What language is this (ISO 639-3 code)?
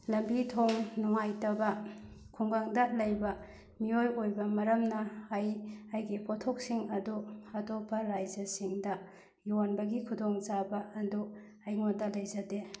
mni